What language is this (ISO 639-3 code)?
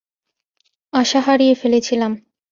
ben